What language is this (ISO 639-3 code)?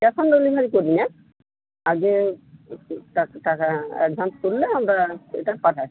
ben